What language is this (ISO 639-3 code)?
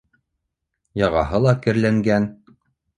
bak